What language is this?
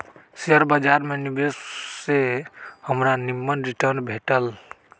Magahi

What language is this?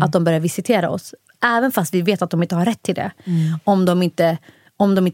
Swedish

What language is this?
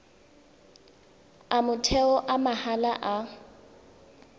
Tswana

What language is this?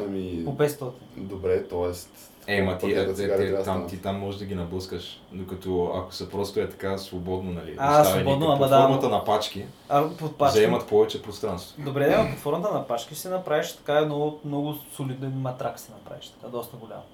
Bulgarian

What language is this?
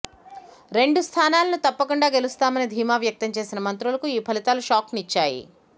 Telugu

